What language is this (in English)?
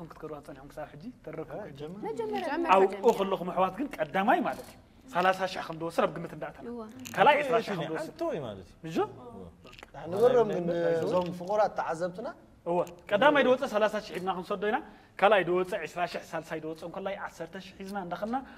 Arabic